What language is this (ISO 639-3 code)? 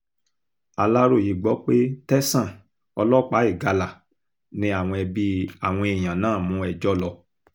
yor